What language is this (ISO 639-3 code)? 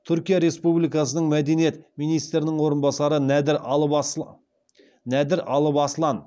kaz